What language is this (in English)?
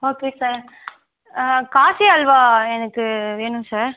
Tamil